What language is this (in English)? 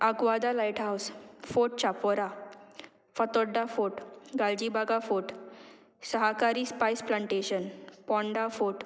Konkani